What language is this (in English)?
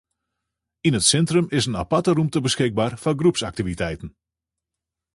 Western Frisian